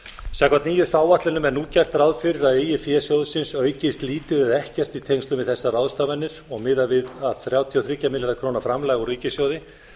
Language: Icelandic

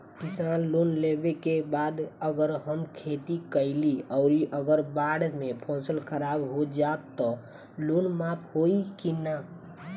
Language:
Bhojpuri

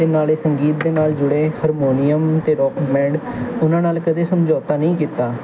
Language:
Punjabi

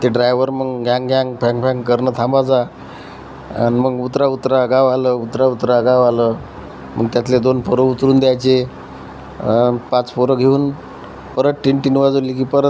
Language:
Marathi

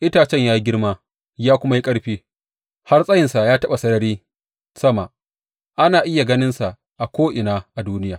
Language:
Hausa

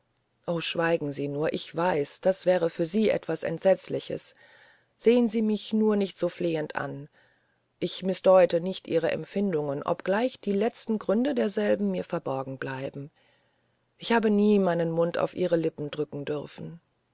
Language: German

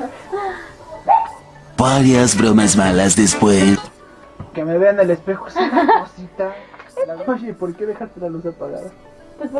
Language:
Spanish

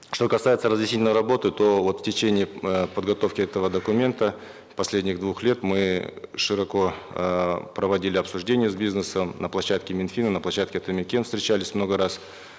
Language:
Kazakh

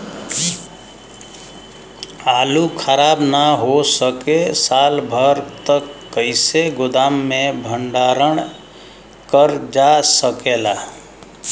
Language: Bhojpuri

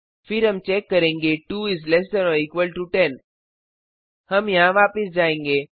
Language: Hindi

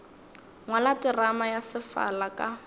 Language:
Northern Sotho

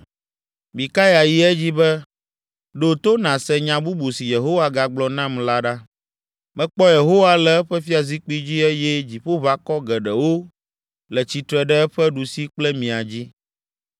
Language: Ewe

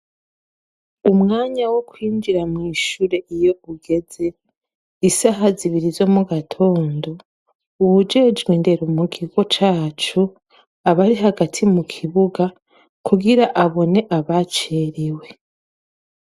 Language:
Rundi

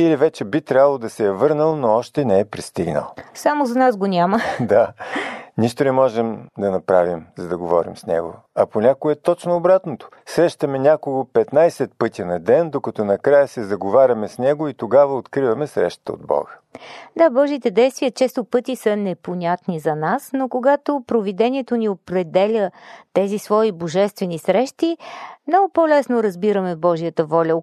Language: Bulgarian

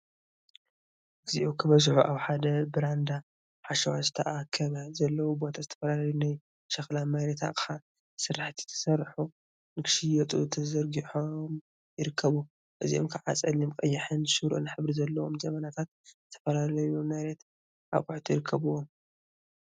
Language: Tigrinya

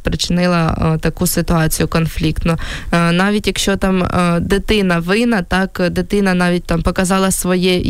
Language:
Ukrainian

